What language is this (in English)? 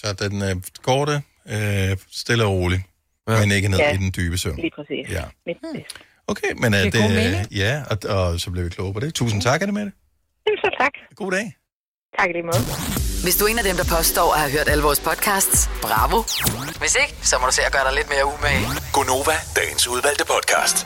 Danish